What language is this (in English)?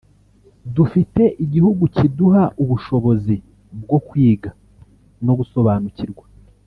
Kinyarwanda